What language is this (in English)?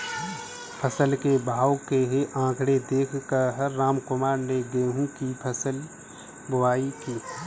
Hindi